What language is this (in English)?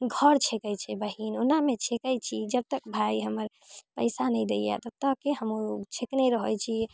Maithili